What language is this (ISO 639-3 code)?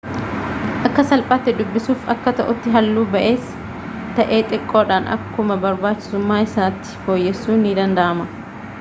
orm